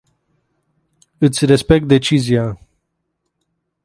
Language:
Romanian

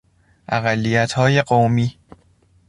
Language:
Persian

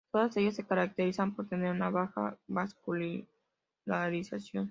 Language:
Spanish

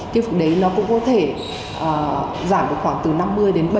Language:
Vietnamese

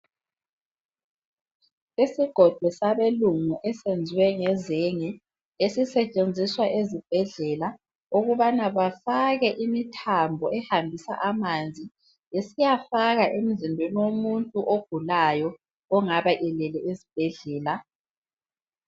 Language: North Ndebele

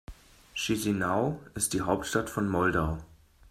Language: German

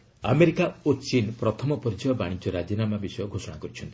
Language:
Odia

